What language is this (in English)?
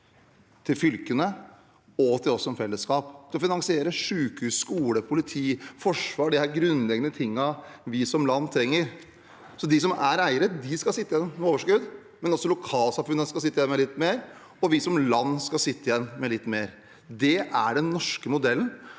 Norwegian